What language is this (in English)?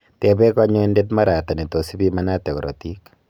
Kalenjin